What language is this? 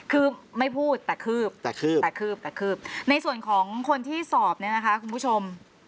Thai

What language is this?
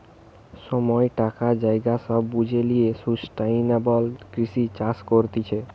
Bangla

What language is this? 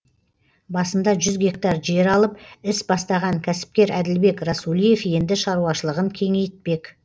Kazakh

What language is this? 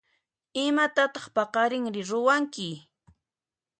Puno Quechua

